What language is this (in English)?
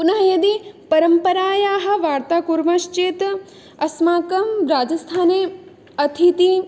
Sanskrit